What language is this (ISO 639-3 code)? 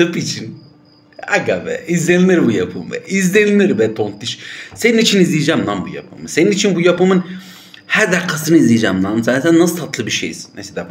tur